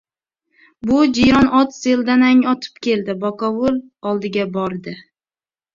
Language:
Uzbek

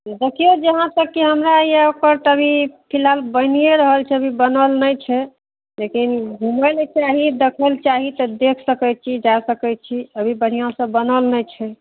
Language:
Maithili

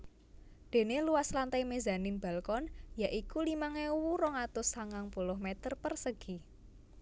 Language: Javanese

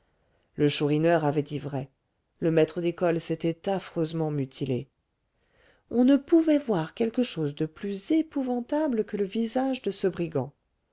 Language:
French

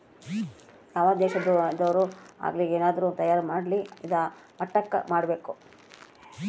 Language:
Kannada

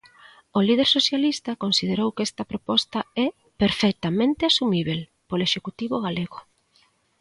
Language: Galician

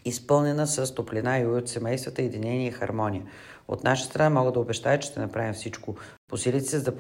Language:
Bulgarian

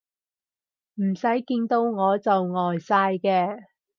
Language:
Cantonese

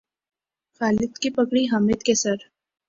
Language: Urdu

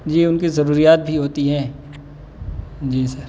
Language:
Urdu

